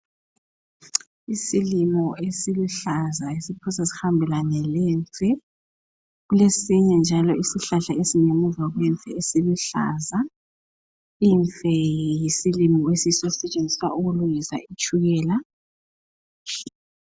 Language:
North Ndebele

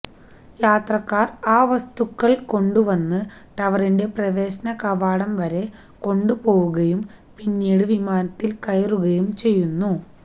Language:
Malayalam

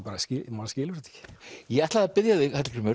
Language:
Icelandic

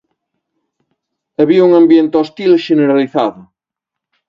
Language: Galician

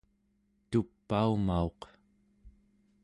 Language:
Central Yupik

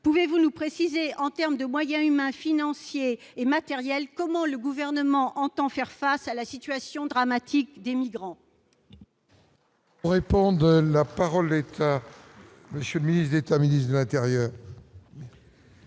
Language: French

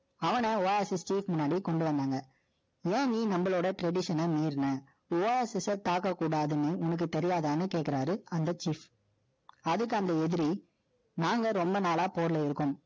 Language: Tamil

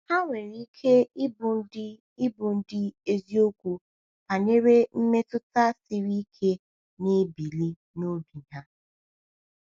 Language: Igbo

